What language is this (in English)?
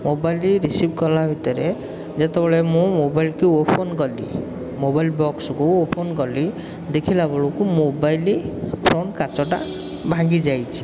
Odia